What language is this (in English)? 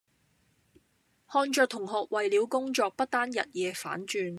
Cantonese